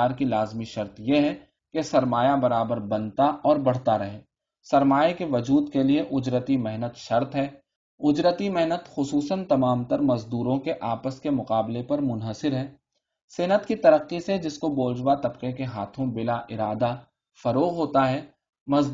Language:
Urdu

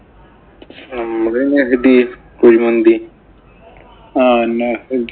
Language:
Malayalam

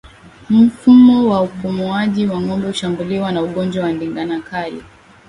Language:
Swahili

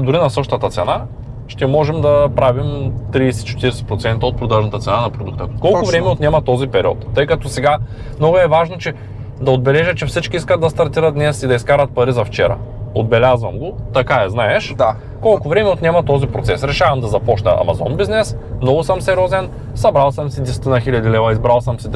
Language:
Bulgarian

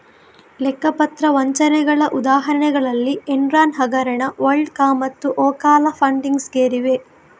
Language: Kannada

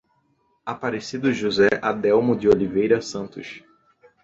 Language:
Portuguese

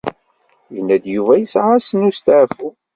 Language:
Kabyle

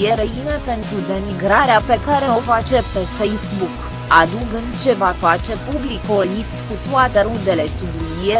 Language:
Romanian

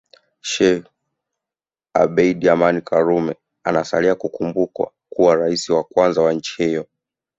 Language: Swahili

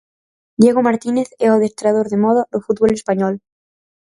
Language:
Galician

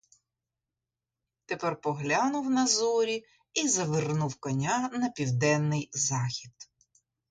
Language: Ukrainian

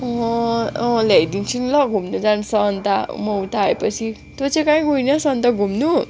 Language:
Nepali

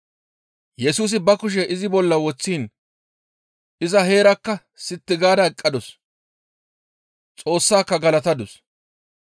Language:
Gamo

